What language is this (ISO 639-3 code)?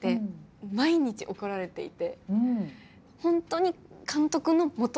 jpn